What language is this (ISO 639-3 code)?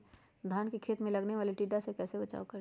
mag